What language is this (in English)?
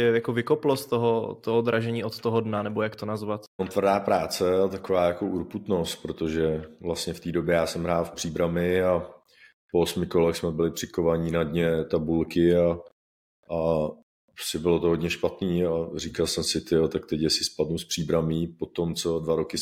Czech